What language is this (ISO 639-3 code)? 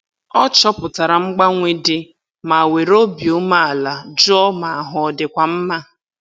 ibo